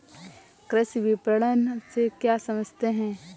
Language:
Hindi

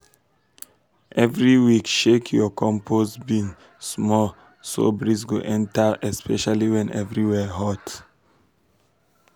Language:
Nigerian Pidgin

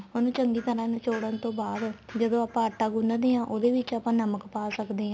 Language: Punjabi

